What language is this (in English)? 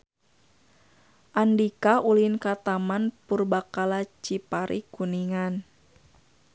Sundanese